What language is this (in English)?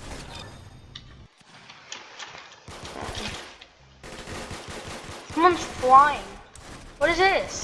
English